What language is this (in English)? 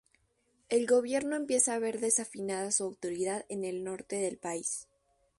Spanish